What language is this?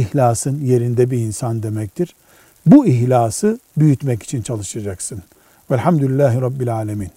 Turkish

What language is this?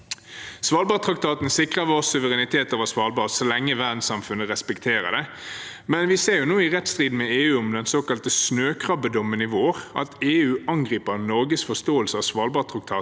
Norwegian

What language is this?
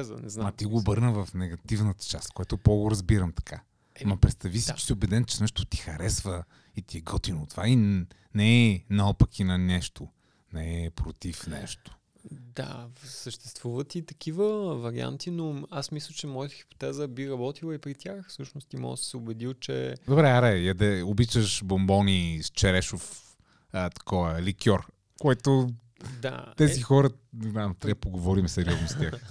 Bulgarian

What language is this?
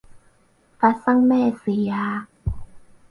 Cantonese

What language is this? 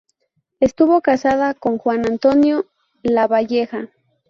Spanish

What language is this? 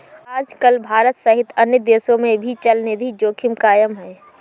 Hindi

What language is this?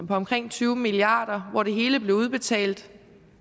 Danish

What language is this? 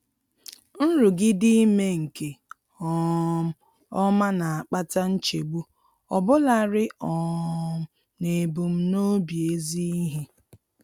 Igbo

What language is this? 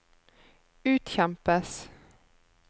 Norwegian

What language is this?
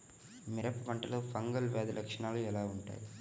Telugu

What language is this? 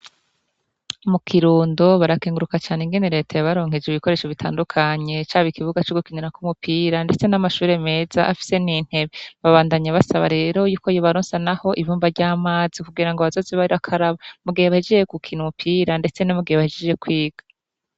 Rundi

